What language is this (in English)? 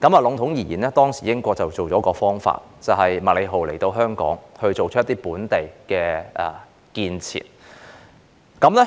Cantonese